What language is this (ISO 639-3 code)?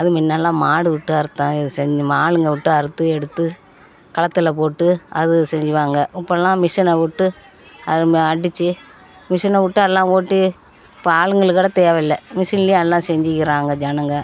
tam